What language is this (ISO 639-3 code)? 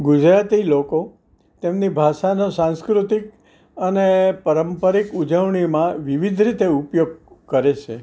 guj